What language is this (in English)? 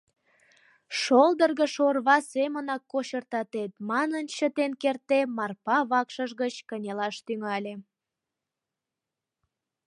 Mari